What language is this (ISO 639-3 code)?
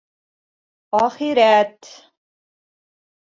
bak